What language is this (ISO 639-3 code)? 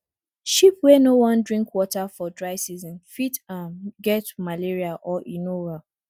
pcm